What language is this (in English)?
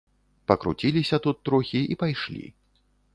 Belarusian